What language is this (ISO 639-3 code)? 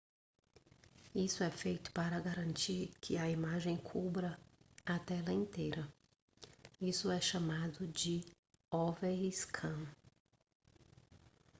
por